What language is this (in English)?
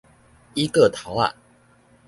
Min Nan Chinese